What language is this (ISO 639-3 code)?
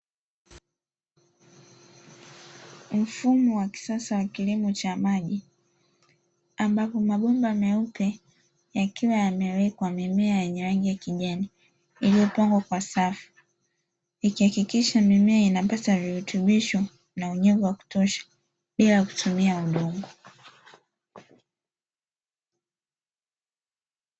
swa